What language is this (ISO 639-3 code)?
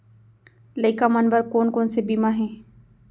hne